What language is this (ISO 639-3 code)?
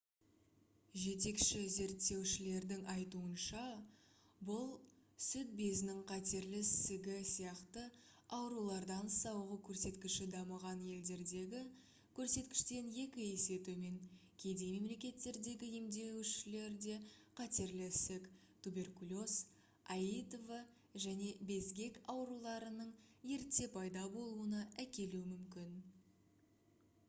kaz